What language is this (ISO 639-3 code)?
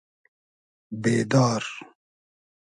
haz